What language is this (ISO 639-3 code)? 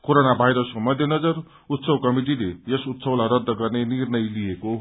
nep